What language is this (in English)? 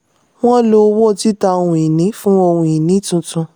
Yoruba